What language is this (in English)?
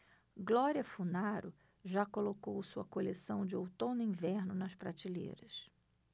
Portuguese